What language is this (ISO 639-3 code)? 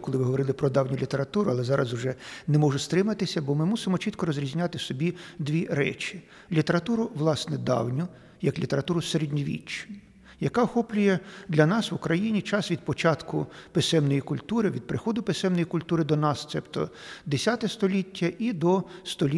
ukr